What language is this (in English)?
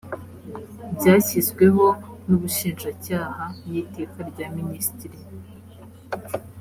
Kinyarwanda